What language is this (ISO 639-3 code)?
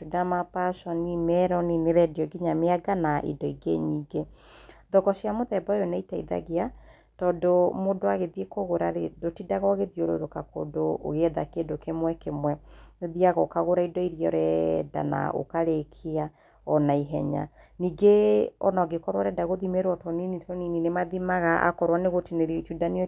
kik